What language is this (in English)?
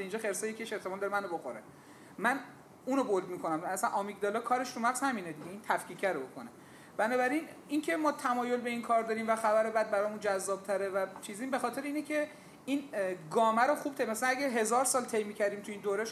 Persian